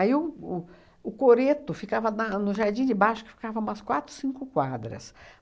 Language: Portuguese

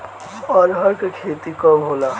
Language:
Bhojpuri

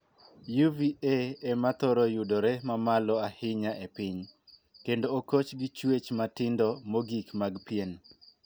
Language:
Luo (Kenya and Tanzania)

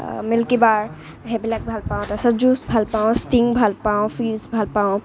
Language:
Assamese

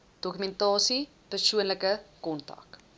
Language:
Afrikaans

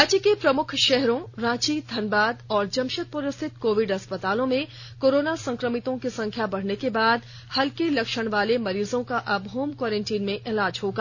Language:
Hindi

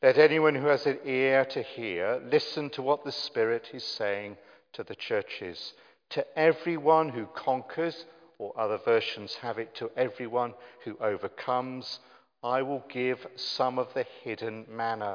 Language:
English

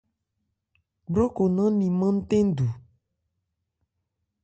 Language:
Ebrié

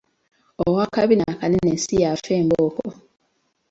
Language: Ganda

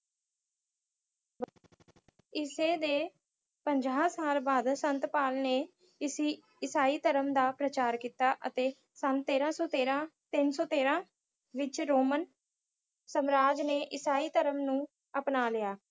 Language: Punjabi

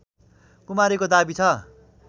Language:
Nepali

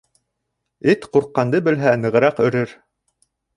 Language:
Bashkir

